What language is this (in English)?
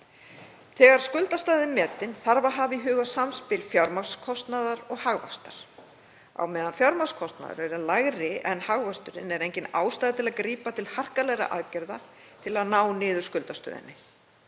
Icelandic